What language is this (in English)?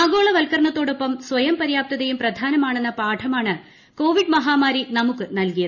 Malayalam